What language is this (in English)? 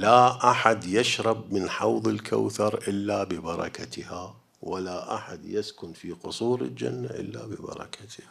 Arabic